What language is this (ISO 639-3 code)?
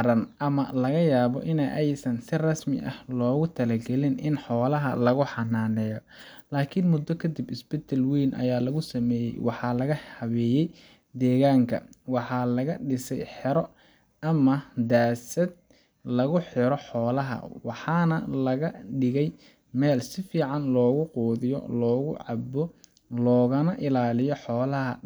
som